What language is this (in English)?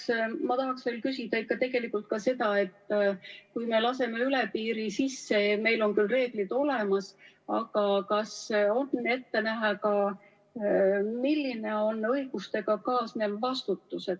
Estonian